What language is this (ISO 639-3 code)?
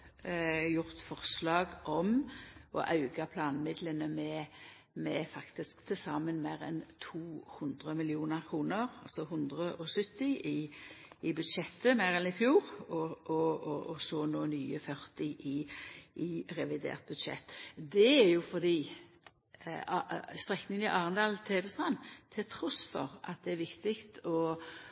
nno